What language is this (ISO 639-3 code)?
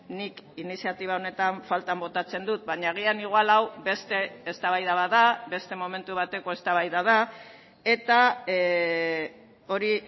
eus